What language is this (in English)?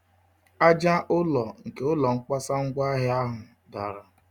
Igbo